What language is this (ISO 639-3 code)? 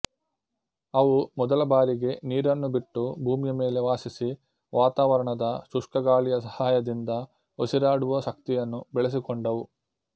kan